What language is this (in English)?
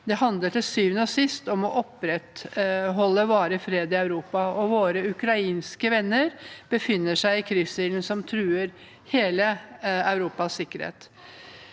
Norwegian